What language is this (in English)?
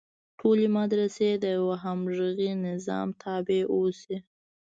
Pashto